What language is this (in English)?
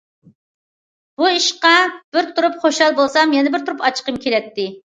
Uyghur